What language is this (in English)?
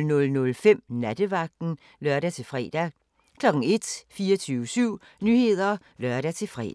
Danish